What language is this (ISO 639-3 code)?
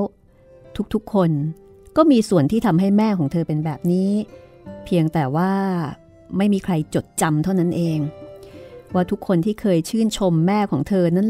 tha